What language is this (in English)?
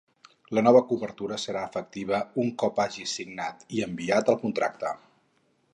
Catalan